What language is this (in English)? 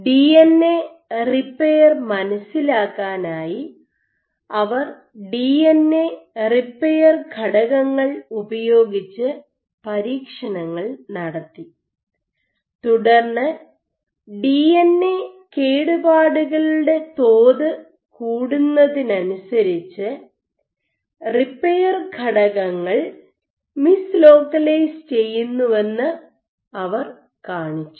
Malayalam